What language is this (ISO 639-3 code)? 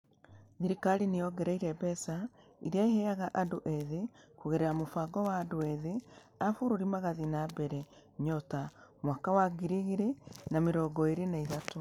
kik